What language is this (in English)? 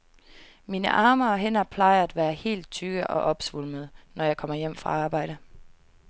Danish